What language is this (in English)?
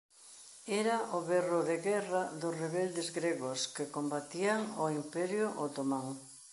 Galician